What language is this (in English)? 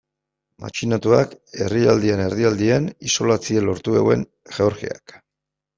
Basque